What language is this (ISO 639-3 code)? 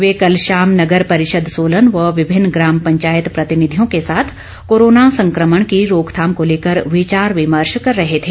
hin